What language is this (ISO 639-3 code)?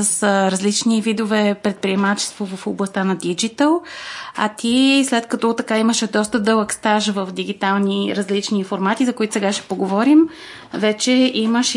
bul